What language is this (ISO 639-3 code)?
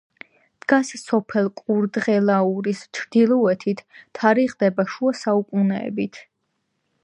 kat